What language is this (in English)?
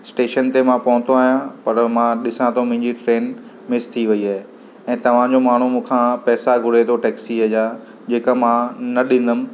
Sindhi